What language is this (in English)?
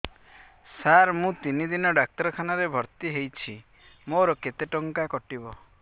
Odia